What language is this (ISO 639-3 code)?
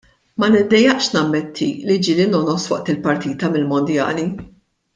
mlt